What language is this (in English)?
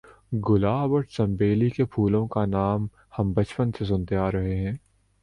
Urdu